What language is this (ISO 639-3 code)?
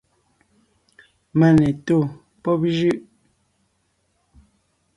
nnh